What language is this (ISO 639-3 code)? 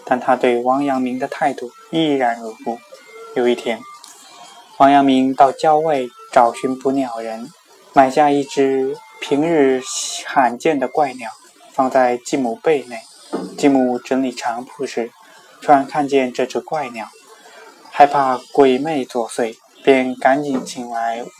zho